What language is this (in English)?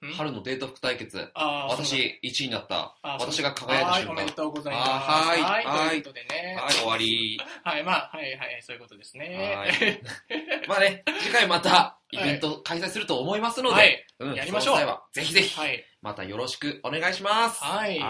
Japanese